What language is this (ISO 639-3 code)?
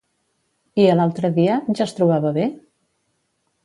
cat